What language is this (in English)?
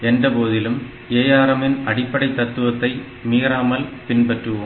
Tamil